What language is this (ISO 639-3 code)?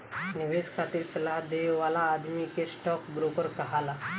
bho